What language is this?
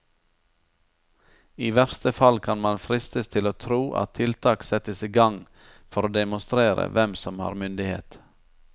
Norwegian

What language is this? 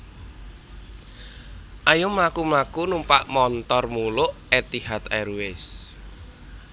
Javanese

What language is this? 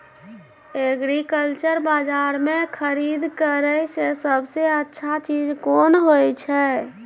Maithili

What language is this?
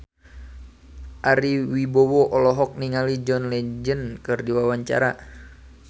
Sundanese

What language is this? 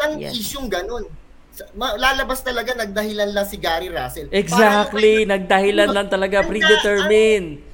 Filipino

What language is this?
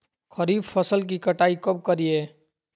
Magahi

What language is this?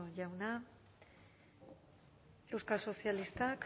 Basque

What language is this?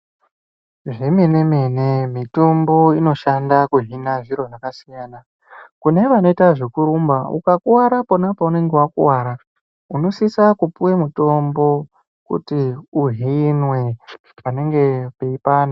Ndau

